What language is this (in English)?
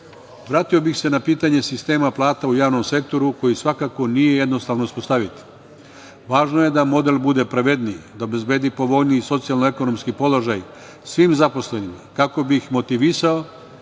Serbian